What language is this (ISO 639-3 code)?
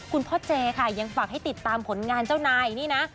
tha